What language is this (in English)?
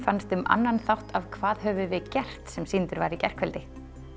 Icelandic